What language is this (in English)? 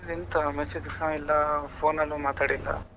Kannada